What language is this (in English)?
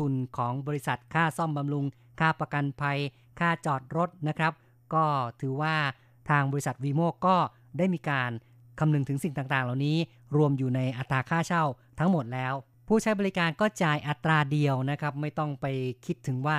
Thai